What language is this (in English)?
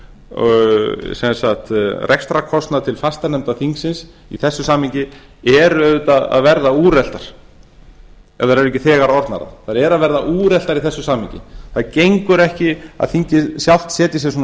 Icelandic